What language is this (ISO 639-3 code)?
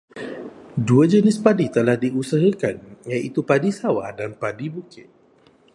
msa